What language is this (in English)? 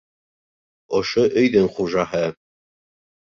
Bashkir